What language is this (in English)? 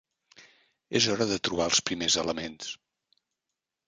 Catalan